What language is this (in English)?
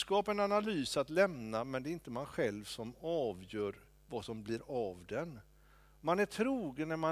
Swedish